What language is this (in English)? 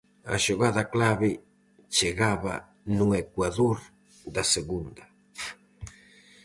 Galician